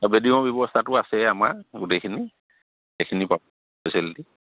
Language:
Assamese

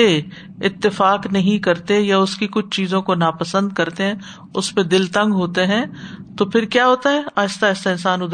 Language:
Urdu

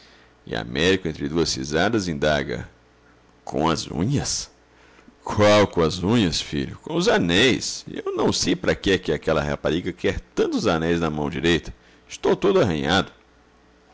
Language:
Portuguese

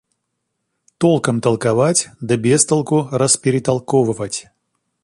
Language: Russian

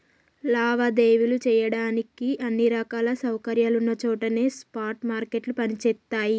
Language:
Telugu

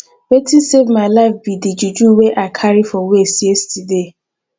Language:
Nigerian Pidgin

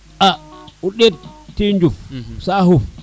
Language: Serer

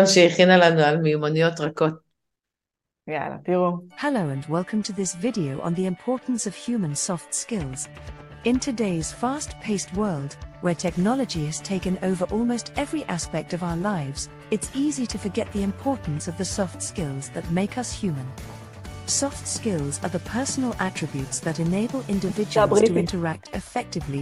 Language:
Hebrew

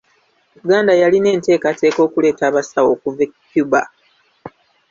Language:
Ganda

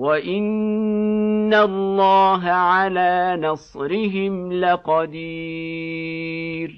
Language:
Arabic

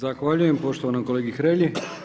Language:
Croatian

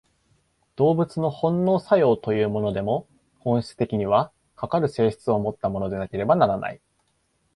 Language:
Japanese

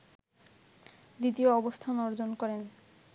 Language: Bangla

